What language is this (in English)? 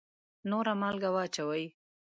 Pashto